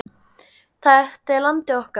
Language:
Icelandic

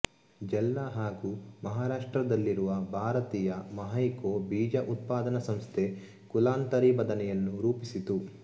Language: Kannada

